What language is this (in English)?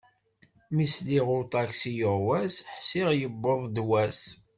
Kabyle